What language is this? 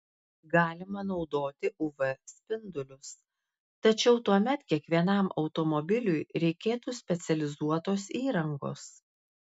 Lithuanian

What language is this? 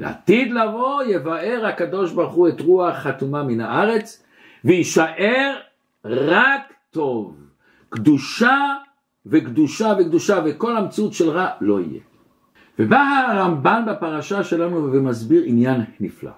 Hebrew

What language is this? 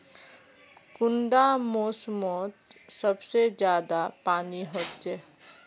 Magahi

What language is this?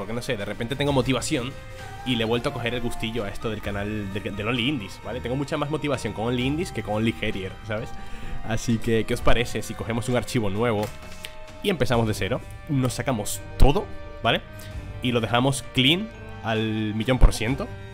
Spanish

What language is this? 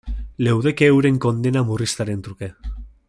Basque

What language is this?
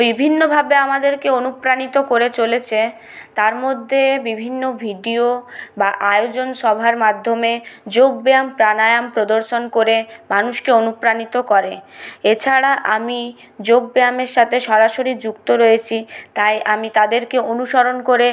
Bangla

